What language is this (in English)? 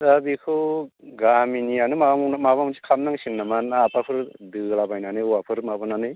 Bodo